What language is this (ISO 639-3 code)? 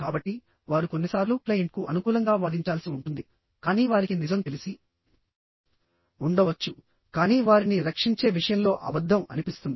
tel